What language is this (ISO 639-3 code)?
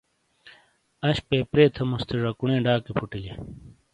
scl